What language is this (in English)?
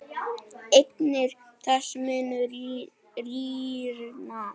Icelandic